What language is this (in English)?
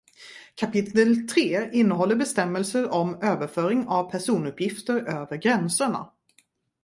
Swedish